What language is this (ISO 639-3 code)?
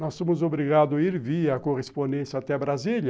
por